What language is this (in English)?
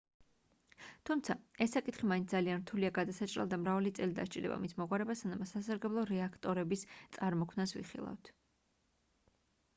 Georgian